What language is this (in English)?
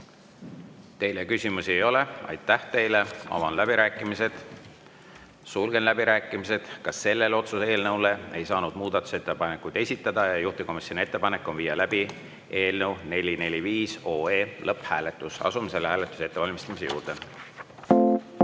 Estonian